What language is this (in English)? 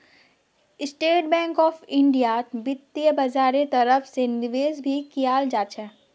Magahi